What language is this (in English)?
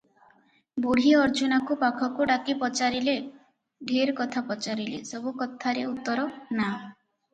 Odia